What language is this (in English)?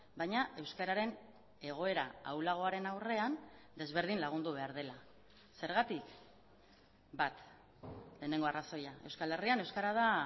Basque